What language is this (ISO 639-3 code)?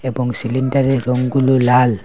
ben